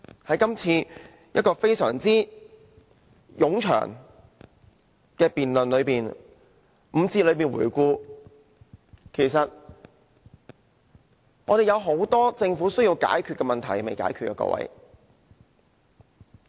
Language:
Cantonese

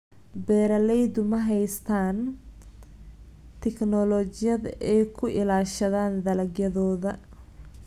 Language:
Somali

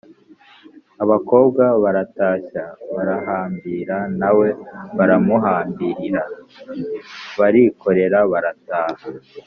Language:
Kinyarwanda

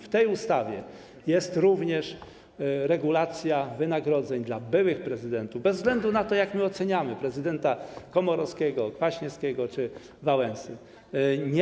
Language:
Polish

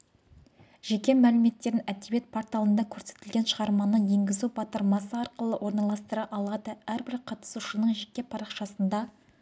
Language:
Kazakh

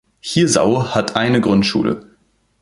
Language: German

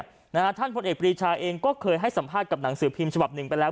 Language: Thai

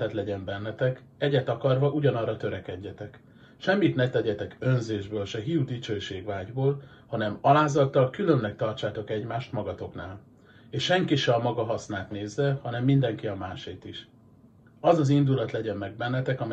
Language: Hungarian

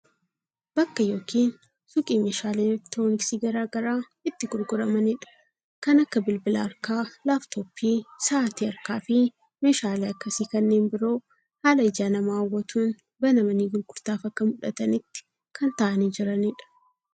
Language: Oromo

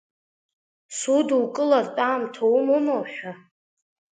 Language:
Abkhazian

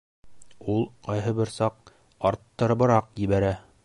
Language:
Bashkir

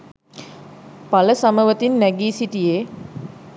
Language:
Sinhala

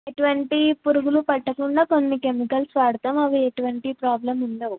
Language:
Telugu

